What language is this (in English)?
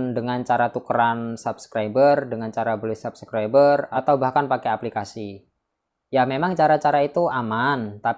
Indonesian